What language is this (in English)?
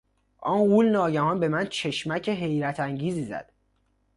Persian